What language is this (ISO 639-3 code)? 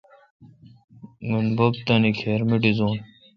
xka